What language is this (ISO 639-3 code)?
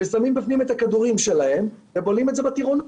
heb